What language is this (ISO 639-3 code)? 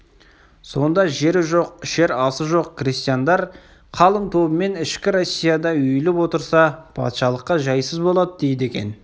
kaz